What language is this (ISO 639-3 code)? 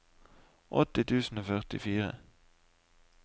nor